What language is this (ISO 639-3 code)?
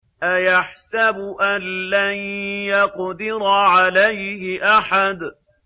ara